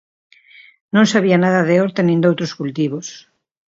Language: Galician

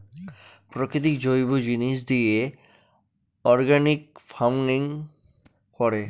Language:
Bangla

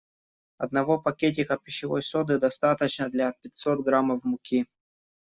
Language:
Russian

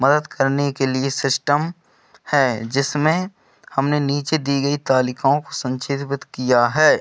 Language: Hindi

